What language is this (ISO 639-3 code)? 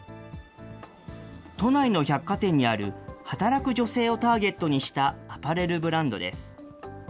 jpn